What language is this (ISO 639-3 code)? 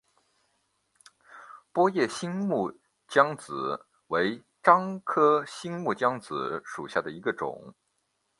zho